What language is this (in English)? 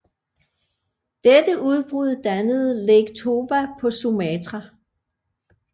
Danish